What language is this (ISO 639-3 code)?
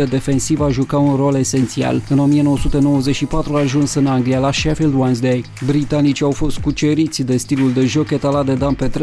ron